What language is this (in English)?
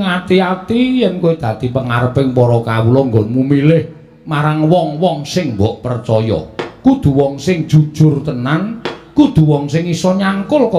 Indonesian